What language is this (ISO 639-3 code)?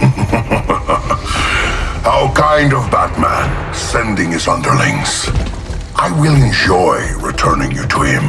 eng